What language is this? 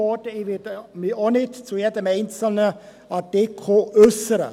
Swiss German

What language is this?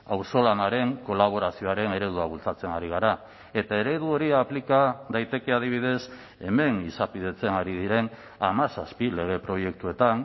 Basque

